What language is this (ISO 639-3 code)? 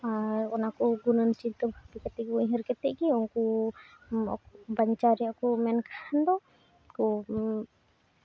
sat